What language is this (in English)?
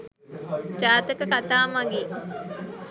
Sinhala